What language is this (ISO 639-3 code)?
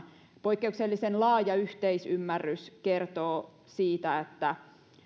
fin